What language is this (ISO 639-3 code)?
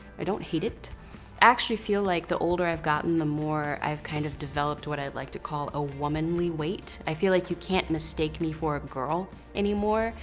eng